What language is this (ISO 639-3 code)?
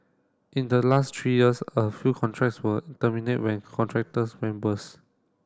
eng